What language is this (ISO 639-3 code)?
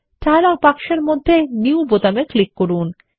ben